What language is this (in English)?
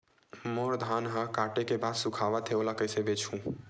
Chhattisgarhi